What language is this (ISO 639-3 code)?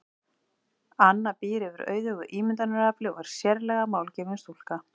isl